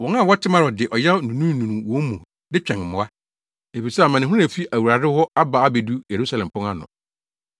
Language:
Akan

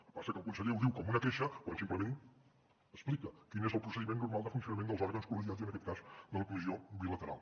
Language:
Catalan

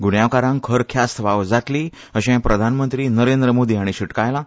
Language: Konkani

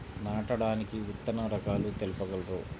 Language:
Telugu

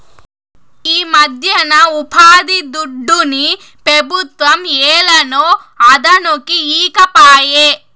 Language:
Telugu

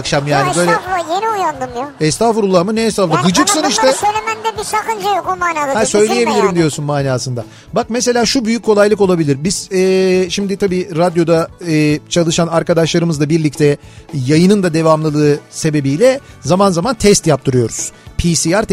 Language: Turkish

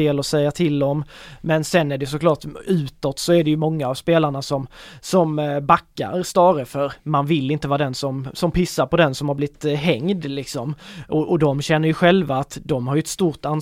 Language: Swedish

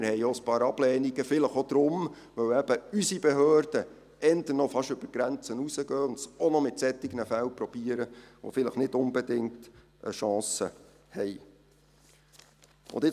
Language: Swiss German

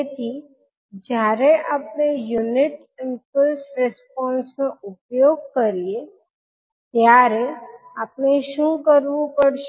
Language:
Gujarati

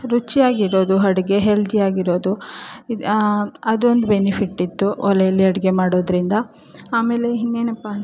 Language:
Kannada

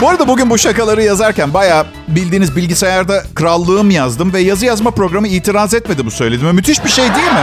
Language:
Turkish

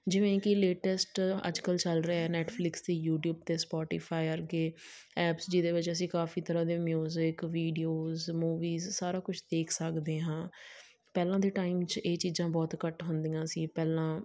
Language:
Punjabi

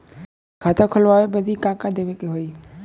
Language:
Bhojpuri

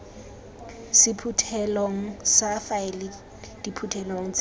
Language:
Tswana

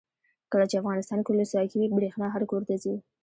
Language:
Pashto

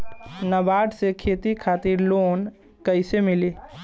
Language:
Bhojpuri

